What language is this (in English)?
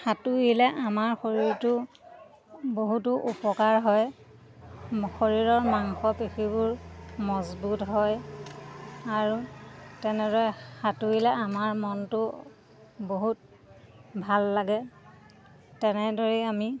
Assamese